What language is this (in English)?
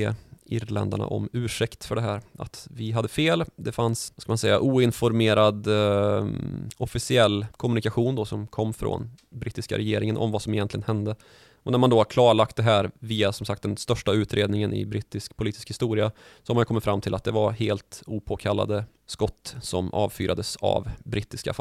Swedish